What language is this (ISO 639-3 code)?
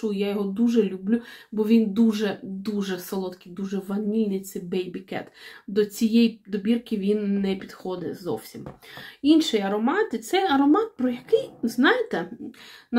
ukr